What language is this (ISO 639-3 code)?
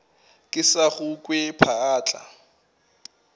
nso